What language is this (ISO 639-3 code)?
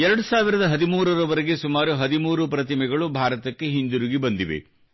kan